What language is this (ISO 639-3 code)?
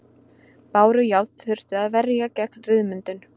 isl